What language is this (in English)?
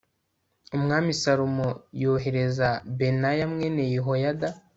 Kinyarwanda